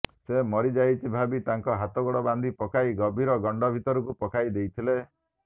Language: Odia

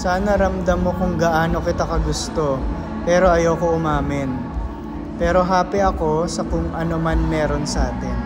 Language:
Filipino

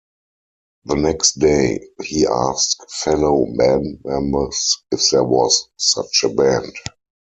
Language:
English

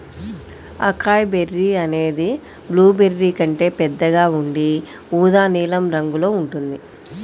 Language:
Telugu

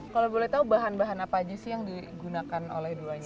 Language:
Indonesian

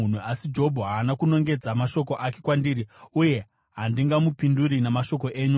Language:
Shona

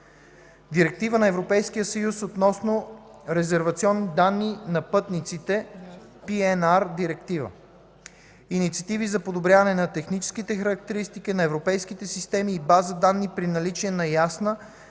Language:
Bulgarian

